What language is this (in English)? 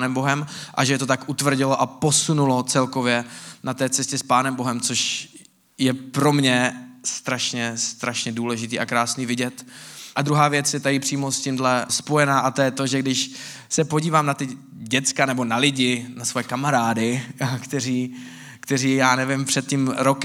Czech